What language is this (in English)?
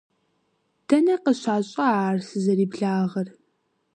Kabardian